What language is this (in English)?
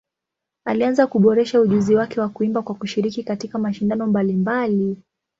Swahili